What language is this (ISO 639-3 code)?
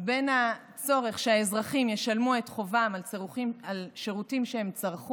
heb